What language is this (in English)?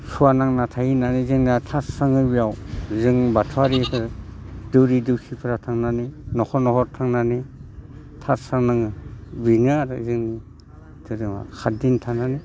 Bodo